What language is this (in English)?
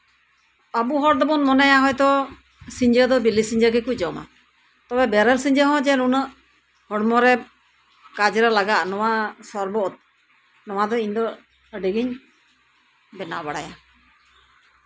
Santali